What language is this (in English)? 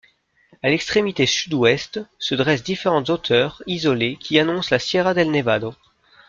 French